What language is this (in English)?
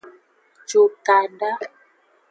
Aja (Benin)